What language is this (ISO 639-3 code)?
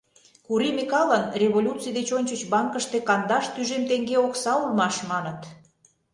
chm